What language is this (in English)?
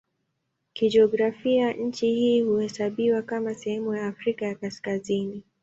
Swahili